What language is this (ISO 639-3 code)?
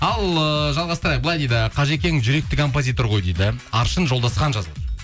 kaz